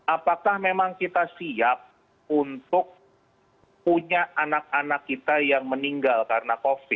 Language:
Indonesian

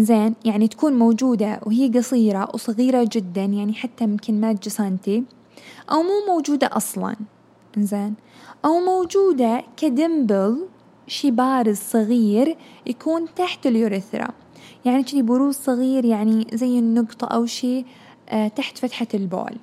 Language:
Arabic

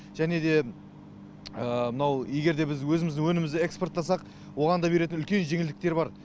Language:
Kazakh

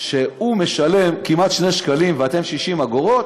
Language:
Hebrew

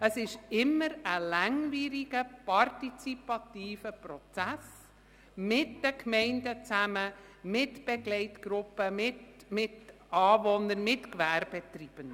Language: Swiss German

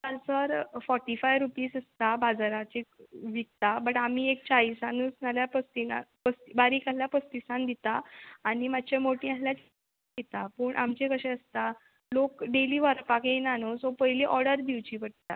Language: Konkani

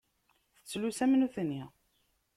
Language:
Kabyle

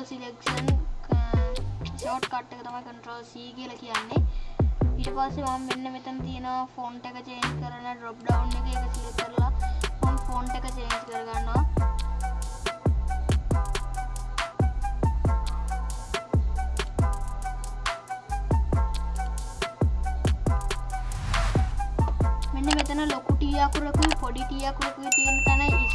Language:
Turkish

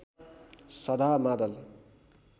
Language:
Nepali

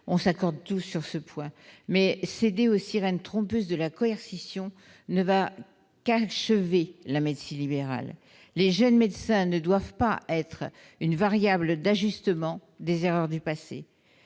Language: French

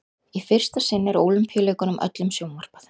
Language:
Icelandic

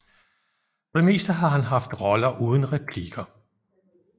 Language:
Danish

